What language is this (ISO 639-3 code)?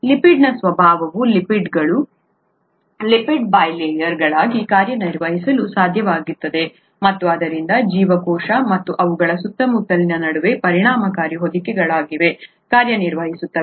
kan